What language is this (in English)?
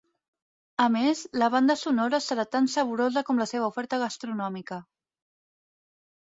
Catalan